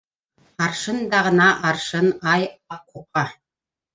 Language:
Bashkir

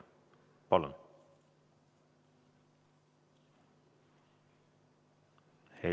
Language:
Estonian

